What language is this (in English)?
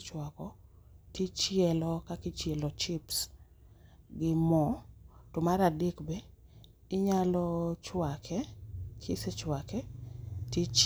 Luo (Kenya and Tanzania)